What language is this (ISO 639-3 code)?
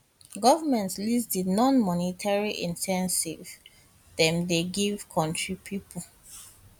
pcm